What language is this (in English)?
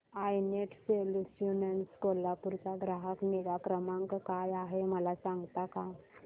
Marathi